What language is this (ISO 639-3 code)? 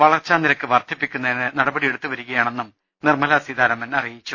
mal